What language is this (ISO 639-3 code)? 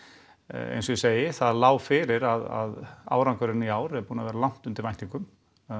isl